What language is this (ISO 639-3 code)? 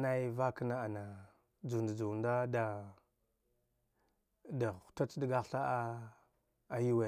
dgh